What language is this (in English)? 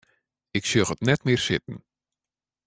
Western Frisian